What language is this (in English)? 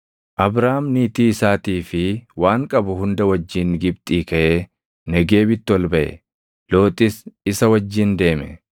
Oromo